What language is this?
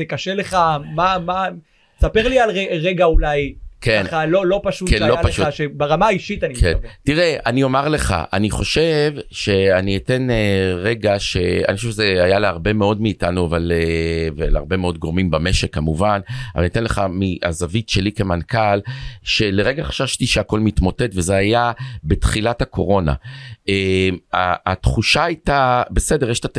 Hebrew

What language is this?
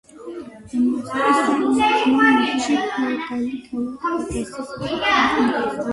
Georgian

